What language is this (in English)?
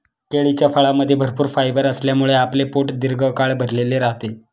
Marathi